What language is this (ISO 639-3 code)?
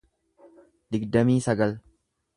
orm